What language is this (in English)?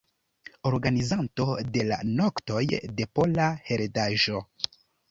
Esperanto